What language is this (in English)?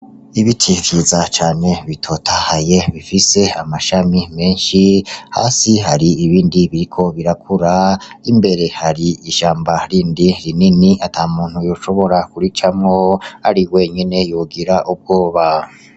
Rundi